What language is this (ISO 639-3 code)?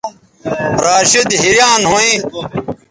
btv